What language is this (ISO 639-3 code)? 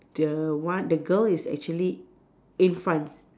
eng